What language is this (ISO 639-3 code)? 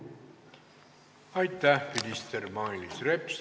est